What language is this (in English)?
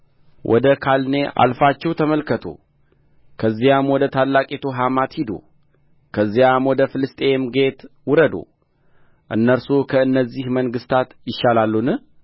Amharic